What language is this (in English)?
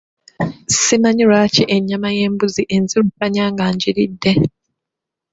Ganda